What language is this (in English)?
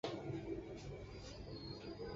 Chinese